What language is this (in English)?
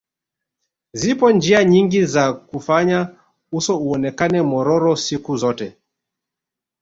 Swahili